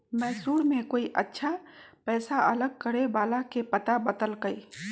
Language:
Magahi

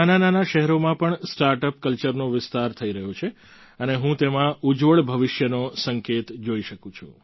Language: Gujarati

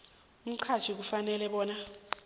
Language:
South Ndebele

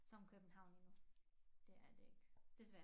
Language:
Danish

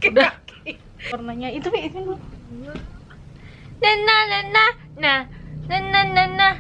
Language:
Indonesian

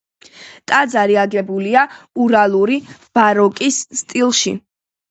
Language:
Georgian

